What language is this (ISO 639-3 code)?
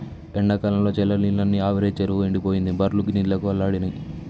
tel